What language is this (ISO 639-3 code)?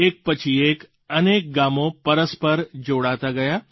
guj